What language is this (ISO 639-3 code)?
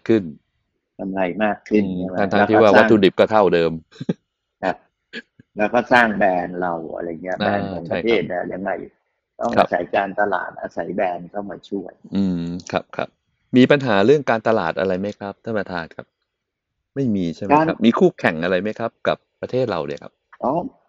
tha